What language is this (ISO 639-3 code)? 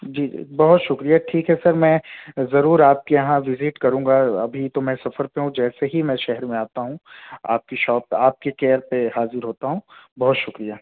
urd